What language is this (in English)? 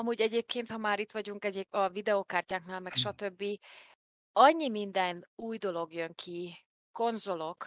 Hungarian